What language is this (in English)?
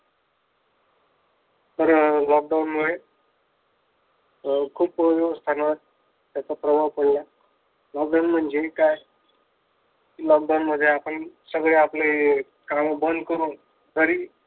Marathi